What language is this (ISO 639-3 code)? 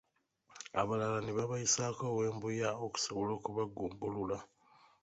lug